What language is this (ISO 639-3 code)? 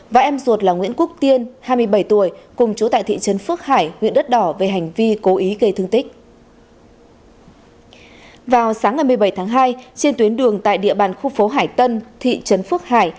vie